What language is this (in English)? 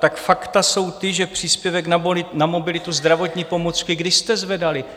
Czech